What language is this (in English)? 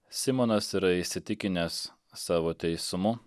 Lithuanian